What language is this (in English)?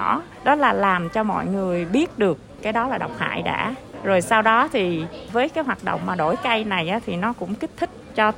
Vietnamese